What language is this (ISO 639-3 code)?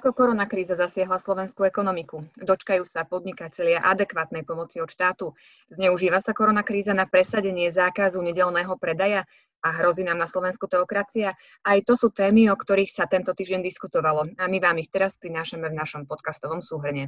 slk